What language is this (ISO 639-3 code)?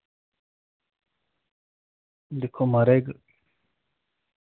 doi